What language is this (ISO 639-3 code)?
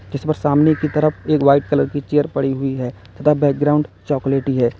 hin